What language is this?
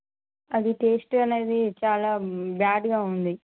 Telugu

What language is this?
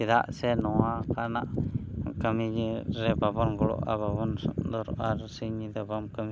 Santali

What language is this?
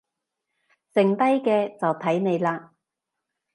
Cantonese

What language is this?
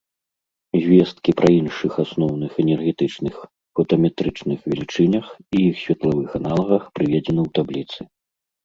Belarusian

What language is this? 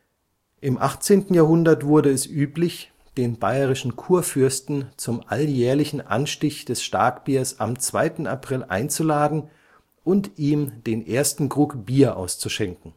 German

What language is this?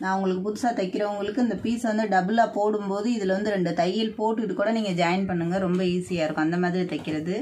Tamil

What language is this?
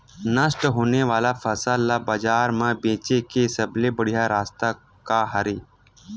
Chhattisgarhi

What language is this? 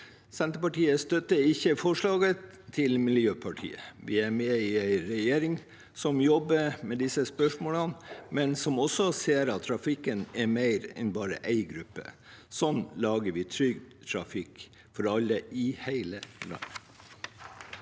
Norwegian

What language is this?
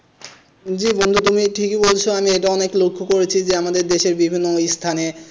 Bangla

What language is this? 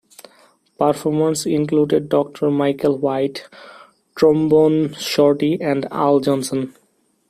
English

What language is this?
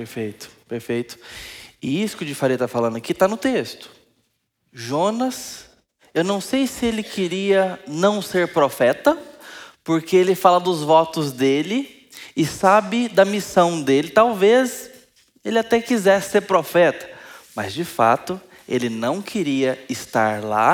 Portuguese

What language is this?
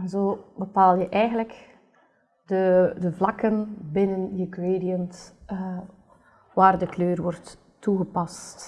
Dutch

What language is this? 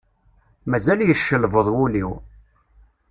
Kabyle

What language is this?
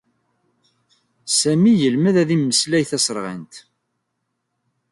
Kabyle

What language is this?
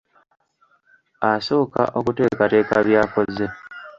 Ganda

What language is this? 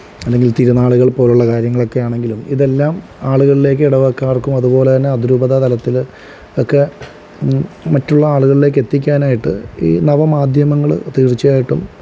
Malayalam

